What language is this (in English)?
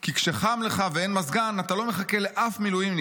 Hebrew